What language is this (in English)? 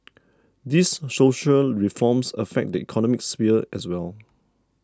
English